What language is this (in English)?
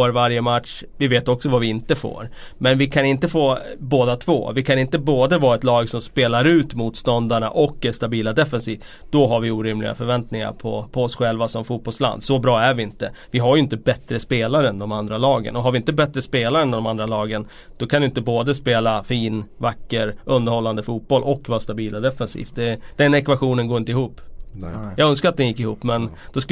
Swedish